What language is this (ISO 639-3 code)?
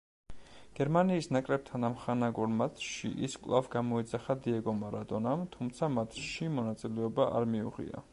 kat